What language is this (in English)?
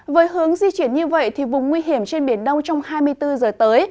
Vietnamese